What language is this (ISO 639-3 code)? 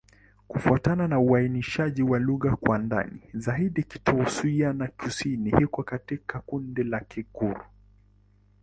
swa